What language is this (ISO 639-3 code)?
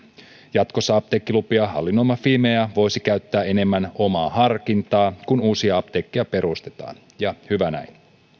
fin